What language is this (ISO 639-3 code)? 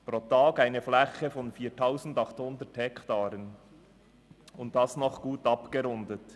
gsw